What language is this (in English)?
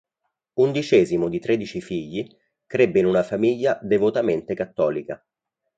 Italian